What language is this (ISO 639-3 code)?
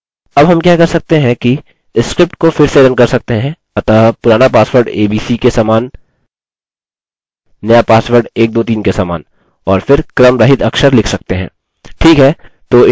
hin